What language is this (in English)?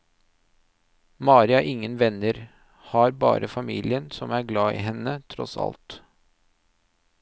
Norwegian